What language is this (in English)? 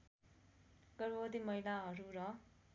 Nepali